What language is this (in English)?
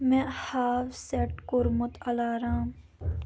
Kashmiri